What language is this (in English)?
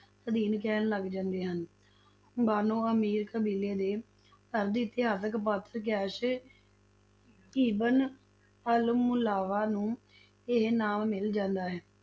Punjabi